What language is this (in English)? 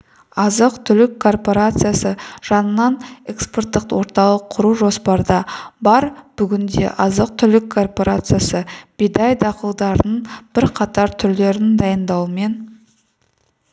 Kazakh